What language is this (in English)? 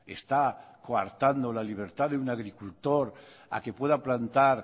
Spanish